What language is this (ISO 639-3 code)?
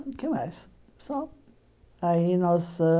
por